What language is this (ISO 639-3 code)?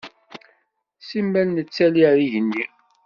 kab